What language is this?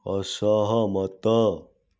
Odia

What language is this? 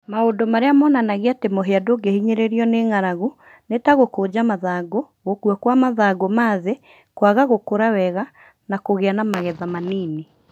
Kikuyu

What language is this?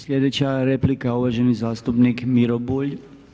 Croatian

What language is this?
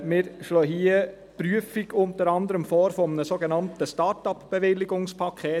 Swiss German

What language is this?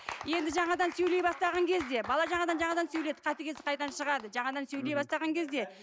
Kazakh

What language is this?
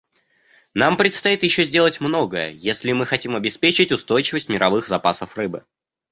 Russian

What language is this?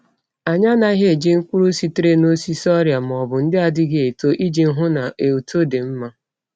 Igbo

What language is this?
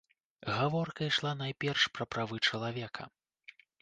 Belarusian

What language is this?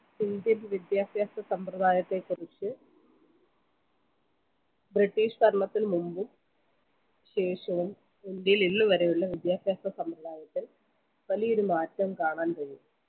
Malayalam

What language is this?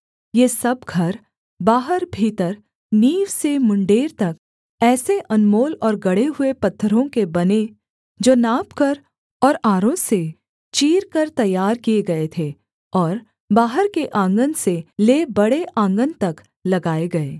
Hindi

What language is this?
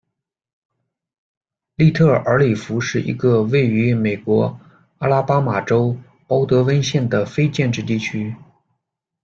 Chinese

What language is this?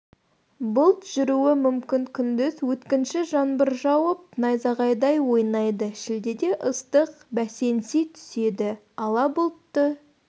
Kazakh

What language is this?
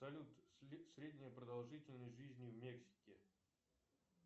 Russian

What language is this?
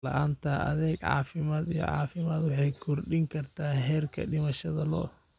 Somali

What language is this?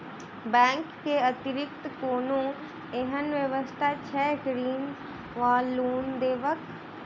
Maithili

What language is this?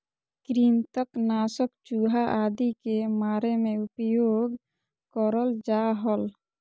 Magahi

